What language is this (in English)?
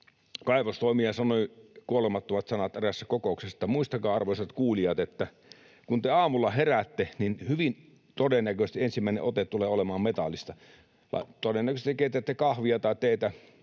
Finnish